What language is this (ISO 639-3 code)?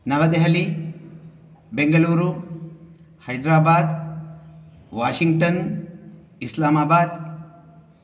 san